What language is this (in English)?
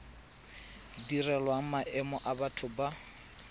Tswana